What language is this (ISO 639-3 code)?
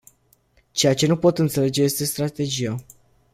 ron